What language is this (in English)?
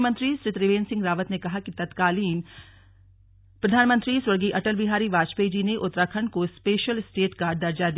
Hindi